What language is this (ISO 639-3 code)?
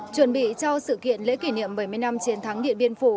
vie